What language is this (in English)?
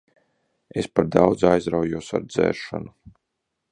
Latvian